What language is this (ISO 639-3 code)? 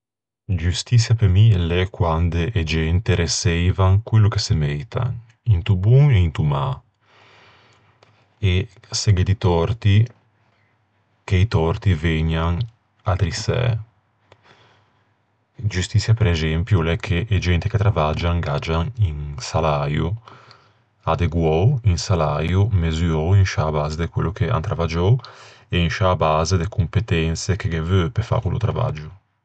lij